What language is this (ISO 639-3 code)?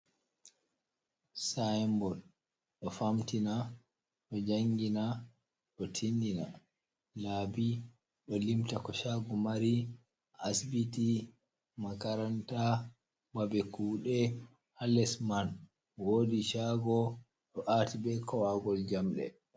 ful